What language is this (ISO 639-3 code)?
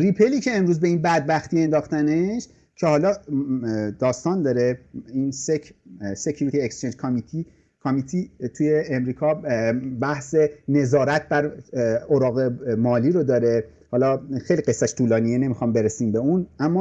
fas